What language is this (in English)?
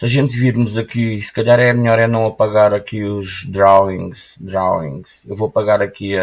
Portuguese